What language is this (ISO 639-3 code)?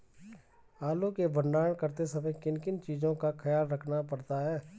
hin